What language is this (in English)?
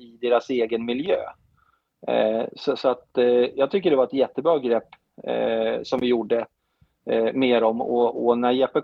Swedish